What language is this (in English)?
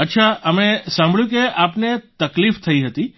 Gujarati